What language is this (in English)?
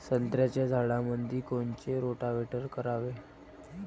Marathi